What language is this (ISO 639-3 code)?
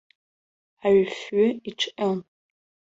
abk